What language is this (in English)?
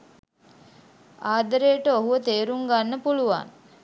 Sinhala